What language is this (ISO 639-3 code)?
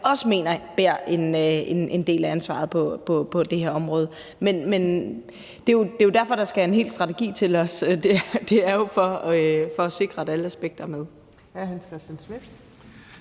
dan